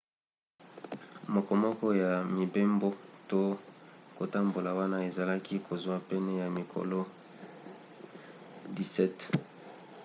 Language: Lingala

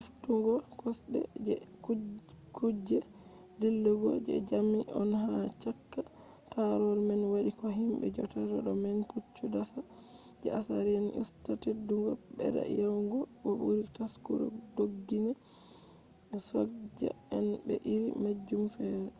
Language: Fula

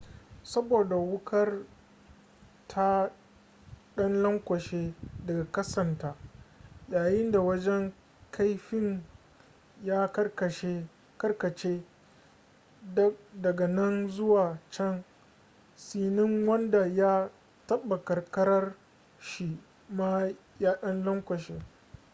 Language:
Hausa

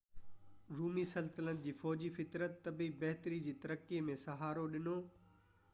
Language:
Sindhi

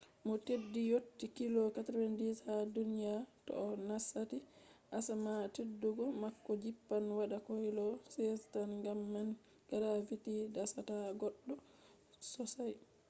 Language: Fula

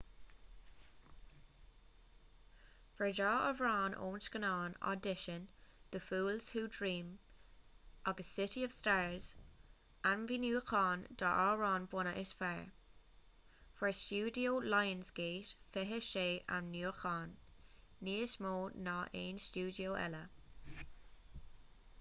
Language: Irish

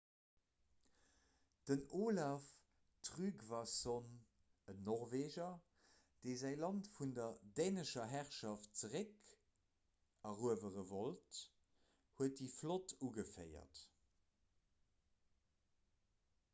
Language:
Luxembourgish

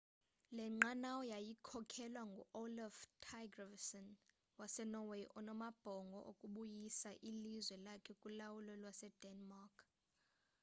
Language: Xhosa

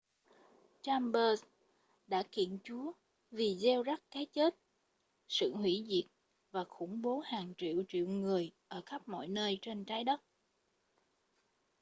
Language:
Vietnamese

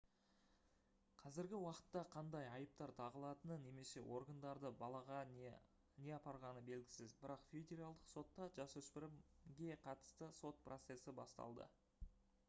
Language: Kazakh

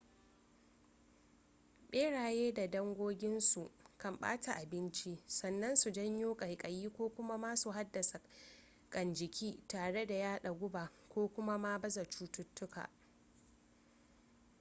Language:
Hausa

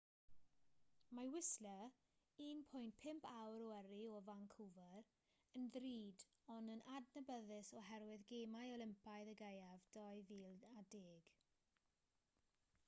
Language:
Welsh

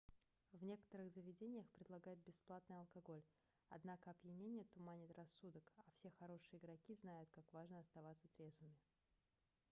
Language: Russian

